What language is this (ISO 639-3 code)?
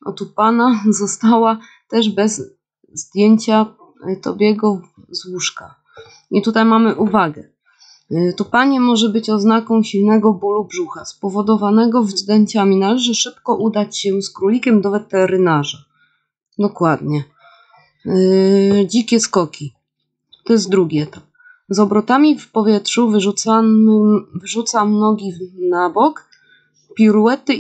pol